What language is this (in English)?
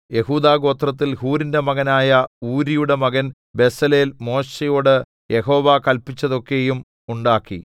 Malayalam